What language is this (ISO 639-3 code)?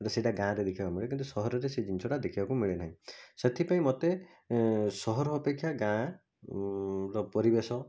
ori